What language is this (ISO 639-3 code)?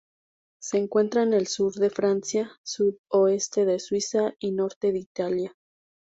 spa